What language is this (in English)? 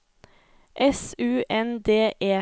Norwegian